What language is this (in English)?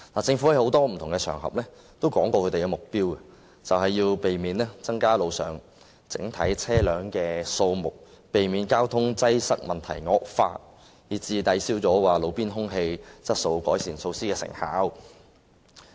Cantonese